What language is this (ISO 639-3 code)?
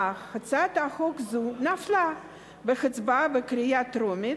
heb